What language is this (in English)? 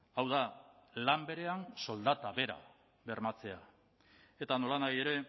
Basque